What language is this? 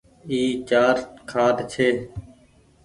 Goaria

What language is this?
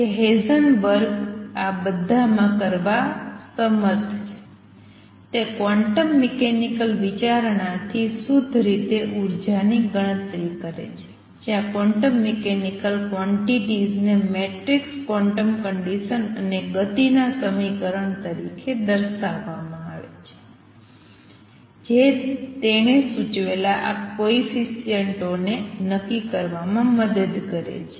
Gujarati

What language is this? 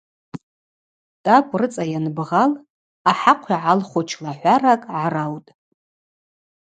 Abaza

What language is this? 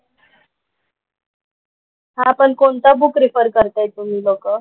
Marathi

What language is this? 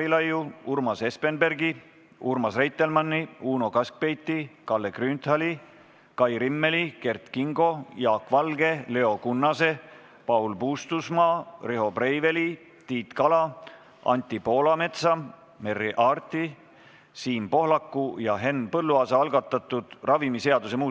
Estonian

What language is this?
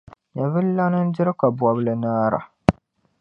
Dagbani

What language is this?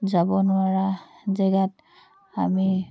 Assamese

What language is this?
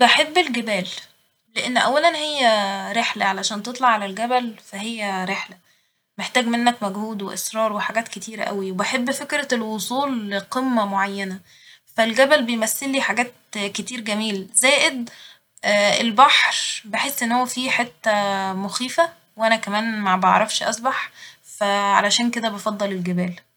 Egyptian Arabic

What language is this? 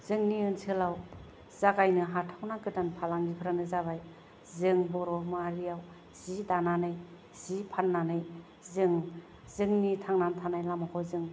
Bodo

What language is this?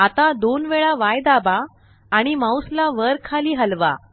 Marathi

